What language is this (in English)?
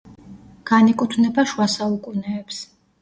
Georgian